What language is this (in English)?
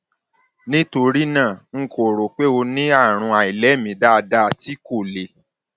Yoruba